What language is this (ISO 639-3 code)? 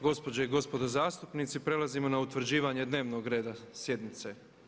hrv